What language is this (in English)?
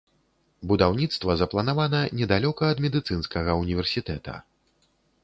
Belarusian